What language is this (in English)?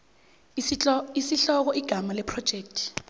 South Ndebele